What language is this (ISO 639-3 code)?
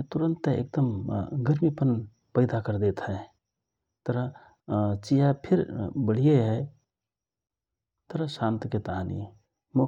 thr